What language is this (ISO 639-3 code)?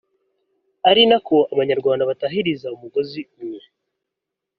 kin